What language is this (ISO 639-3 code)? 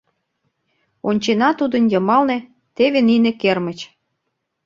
chm